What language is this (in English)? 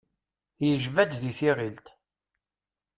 Kabyle